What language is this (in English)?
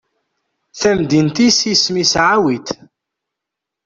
Kabyle